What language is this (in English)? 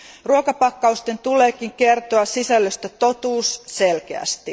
Finnish